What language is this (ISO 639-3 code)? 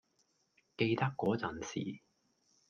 yue